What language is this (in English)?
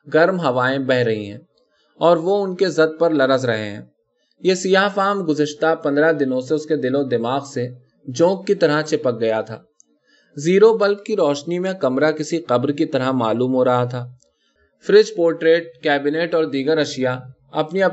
Urdu